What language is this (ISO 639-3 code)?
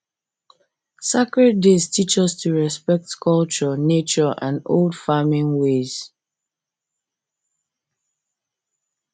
pcm